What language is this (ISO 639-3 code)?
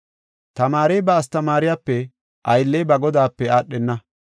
gof